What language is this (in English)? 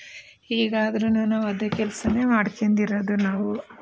Kannada